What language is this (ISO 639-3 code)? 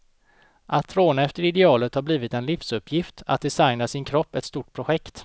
swe